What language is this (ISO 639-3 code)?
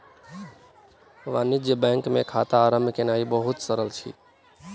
mai